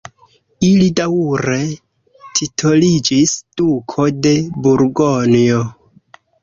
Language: Esperanto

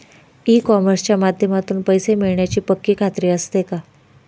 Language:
Marathi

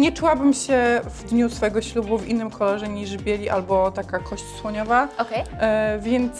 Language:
Polish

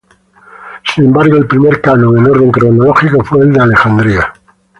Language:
Spanish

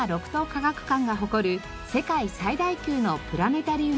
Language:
Japanese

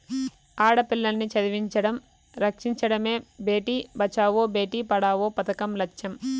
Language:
Telugu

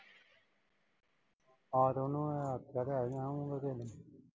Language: Punjabi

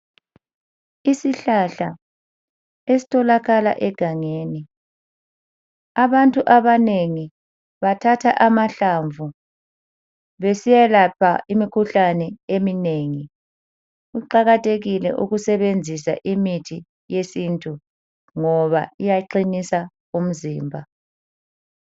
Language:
North Ndebele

